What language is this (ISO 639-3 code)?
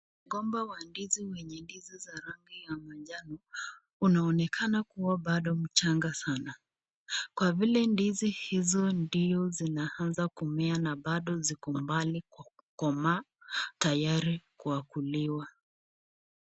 swa